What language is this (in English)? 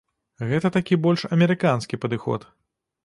Belarusian